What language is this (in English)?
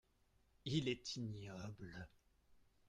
French